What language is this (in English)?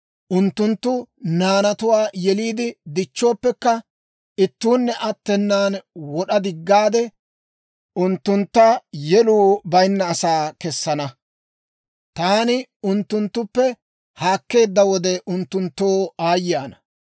Dawro